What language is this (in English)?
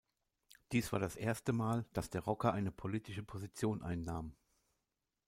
German